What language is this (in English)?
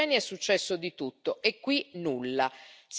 Italian